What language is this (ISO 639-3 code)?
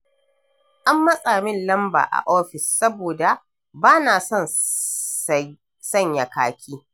hau